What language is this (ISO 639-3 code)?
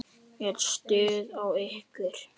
isl